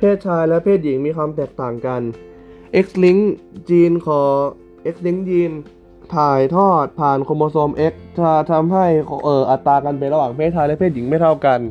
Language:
Thai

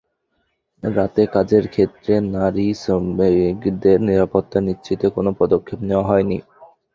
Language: Bangla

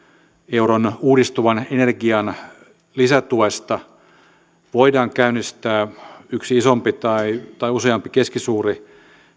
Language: Finnish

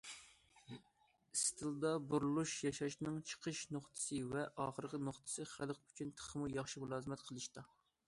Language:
Uyghur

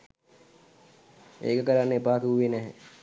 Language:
Sinhala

